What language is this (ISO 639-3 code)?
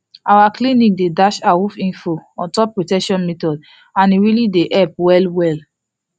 pcm